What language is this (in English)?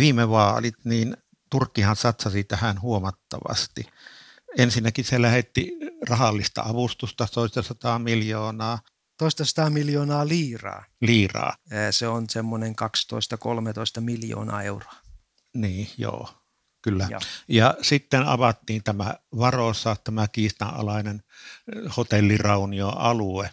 Finnish